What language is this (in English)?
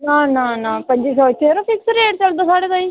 Dogri